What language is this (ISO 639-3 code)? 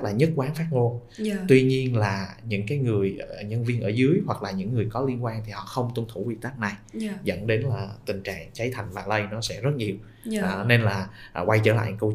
vie